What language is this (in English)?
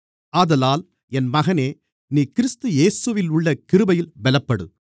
Tamil